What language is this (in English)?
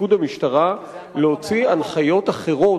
Hebrew